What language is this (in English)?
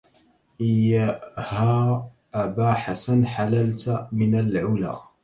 Arabic